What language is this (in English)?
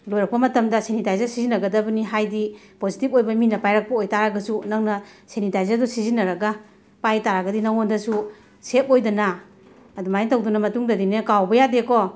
Manipuri